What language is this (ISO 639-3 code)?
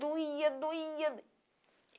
por